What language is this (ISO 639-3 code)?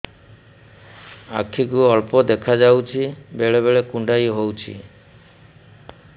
ori